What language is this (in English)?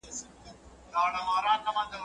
Pashto